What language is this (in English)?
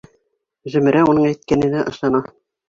Bashkir